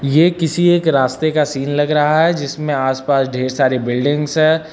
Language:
Hindi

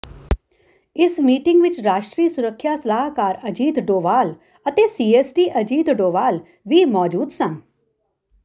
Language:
Punjabi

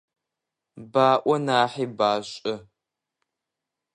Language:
Adyghe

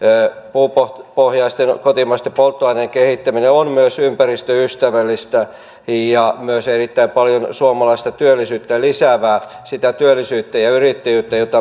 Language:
Finnish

